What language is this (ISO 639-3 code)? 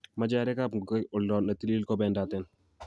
kln